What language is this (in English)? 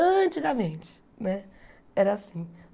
Portuguese